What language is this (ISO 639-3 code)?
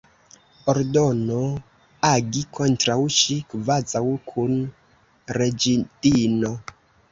epo